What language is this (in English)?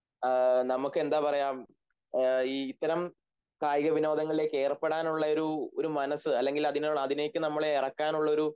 Malayalam